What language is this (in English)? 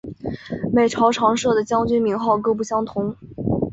Chinese